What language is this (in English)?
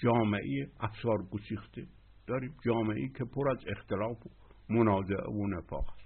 Persian